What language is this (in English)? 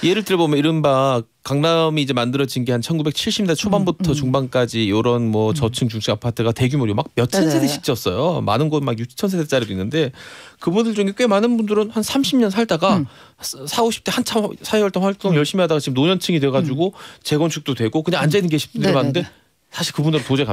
Korean